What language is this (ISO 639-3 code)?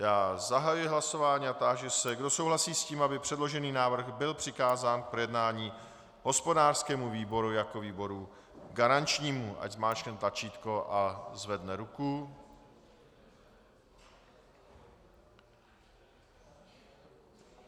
ces